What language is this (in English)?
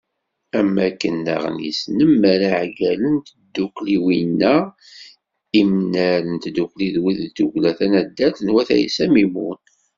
Kabyle